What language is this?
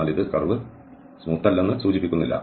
Malayalam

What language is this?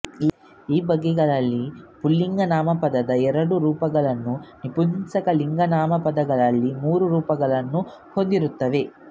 Kannada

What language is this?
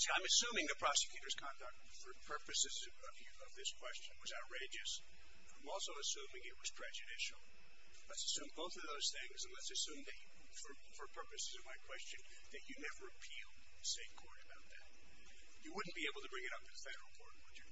English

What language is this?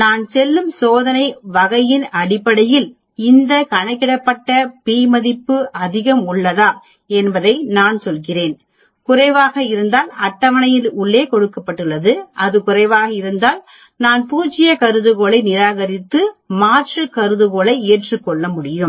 Tamil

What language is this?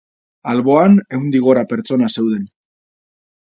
Basque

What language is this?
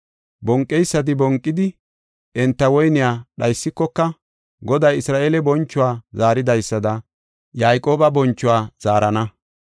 Gofa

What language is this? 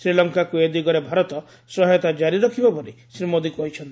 Odia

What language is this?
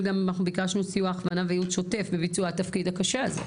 Hebrew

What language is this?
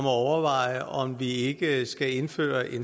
Danish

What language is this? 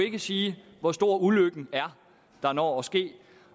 Danish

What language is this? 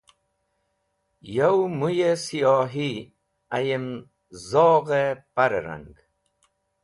Wakhi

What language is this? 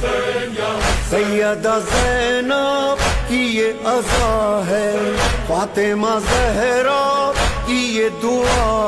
Romanian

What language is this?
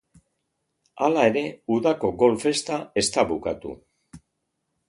Basque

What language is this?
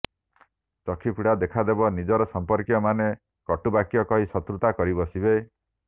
Odia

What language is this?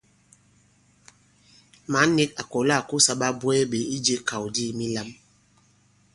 Bankon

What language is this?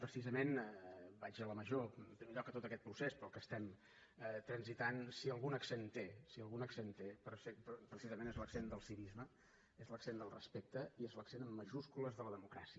Catalan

